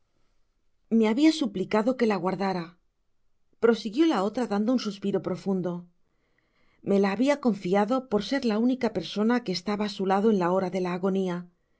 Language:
Spanish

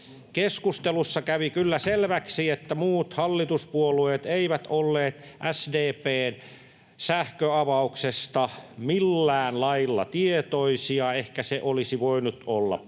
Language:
Finnish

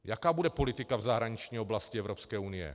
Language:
Czech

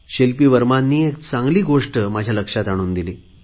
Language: Marathi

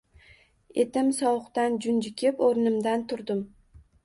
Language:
Uzbek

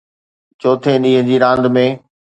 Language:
Sindhi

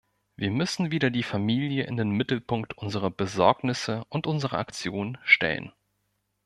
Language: German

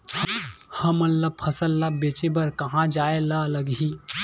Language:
Chhattisgarhi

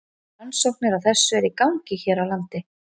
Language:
Icelandic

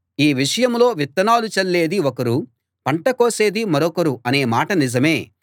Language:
Telugu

